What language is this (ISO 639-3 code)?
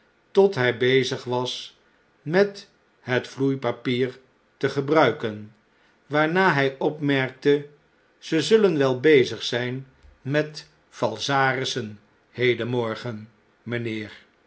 nld